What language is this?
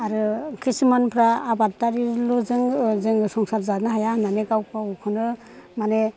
Bodo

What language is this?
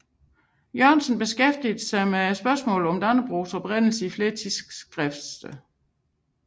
Danish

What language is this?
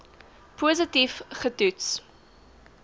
Afrikaans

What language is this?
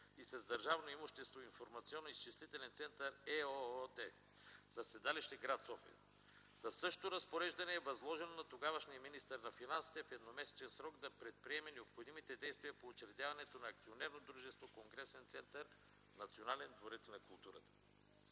Bulgarian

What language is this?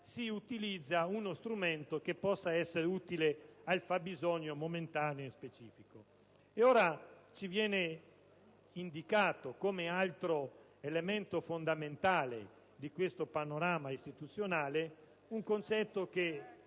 Italian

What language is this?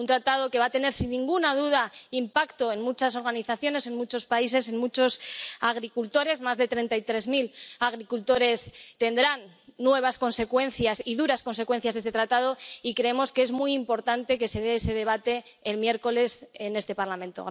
Spanish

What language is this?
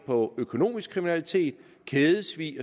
Danish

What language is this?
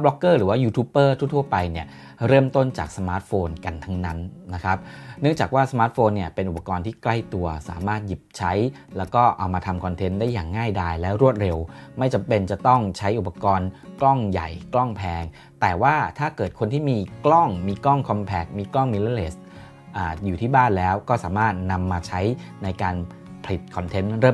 Thai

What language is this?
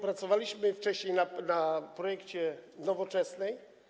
Polish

